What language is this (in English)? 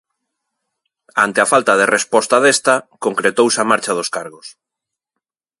Galician